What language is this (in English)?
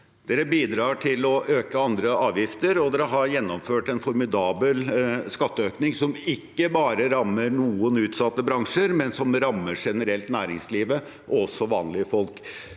Norwegian